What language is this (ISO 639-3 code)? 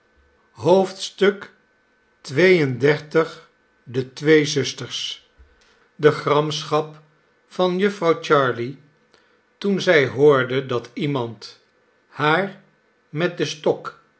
nld